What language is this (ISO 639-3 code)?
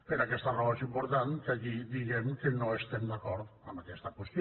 cat